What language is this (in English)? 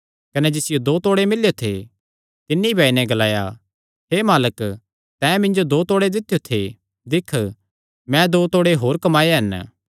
Kangri